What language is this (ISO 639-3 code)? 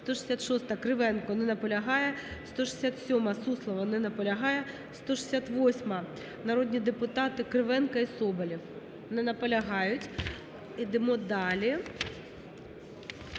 ukr